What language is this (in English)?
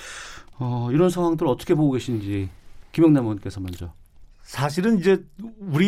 Korean